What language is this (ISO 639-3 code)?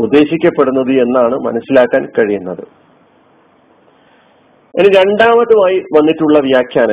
mal